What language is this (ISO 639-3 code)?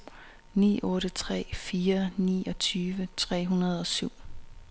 dan